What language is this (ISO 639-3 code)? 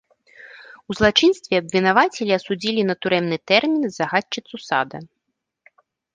bel